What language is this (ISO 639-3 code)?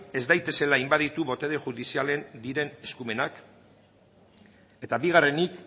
eus